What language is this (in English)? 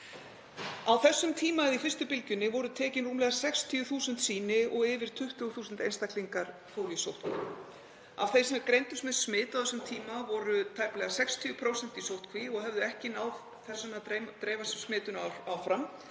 Icelandic